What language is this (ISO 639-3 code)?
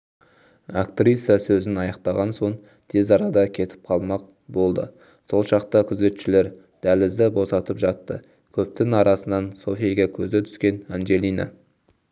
kaz